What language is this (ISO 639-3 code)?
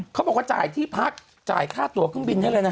tha